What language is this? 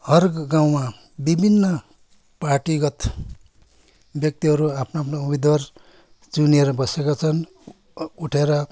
Nepali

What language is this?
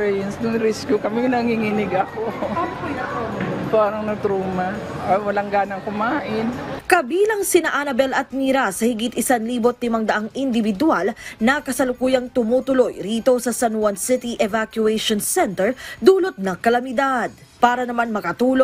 Filipino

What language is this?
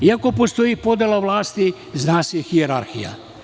Serbian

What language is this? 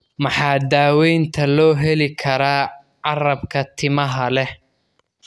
Somali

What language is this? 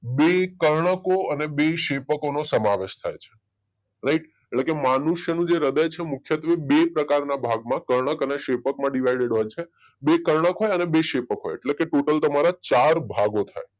Gujarati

